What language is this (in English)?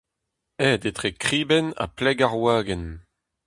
Breton